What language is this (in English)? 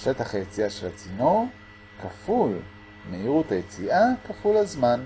Hebrew